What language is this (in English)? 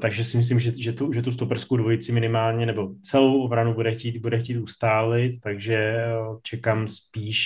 Czech